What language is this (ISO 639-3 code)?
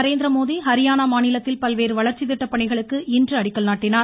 tam